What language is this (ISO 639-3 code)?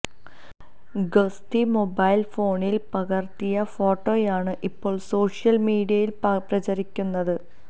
mal